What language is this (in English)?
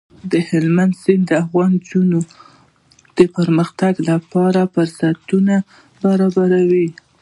Pashto